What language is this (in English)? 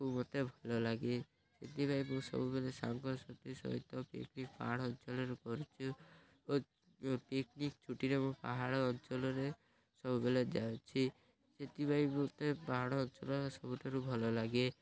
Odia